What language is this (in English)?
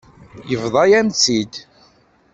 Kabyle